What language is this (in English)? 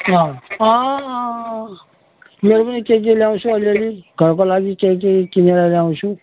Nepali